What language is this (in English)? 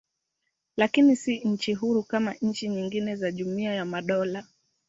Swahili